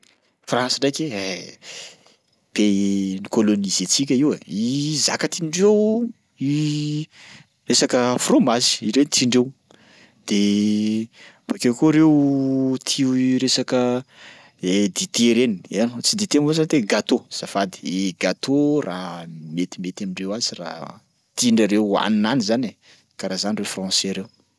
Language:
Sakalava Malagasy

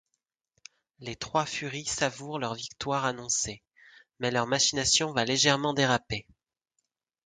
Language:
French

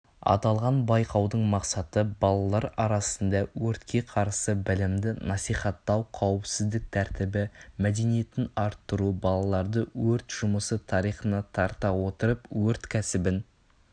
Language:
Kazakh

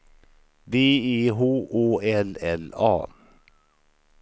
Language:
Swedish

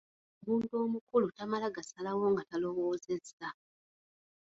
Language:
Ganda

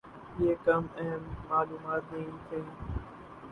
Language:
Urdu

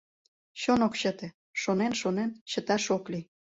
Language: Mari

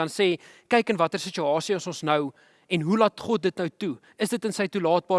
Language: Dutch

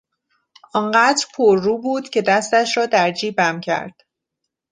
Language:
Persian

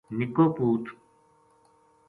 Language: Gujari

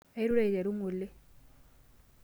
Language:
Masai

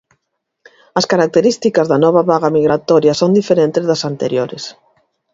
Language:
Galician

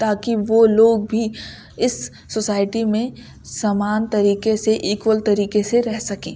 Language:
Urdu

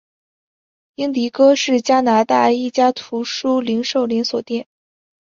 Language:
Chinese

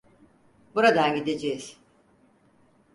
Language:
Turkish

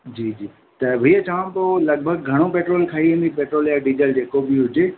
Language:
Sindhi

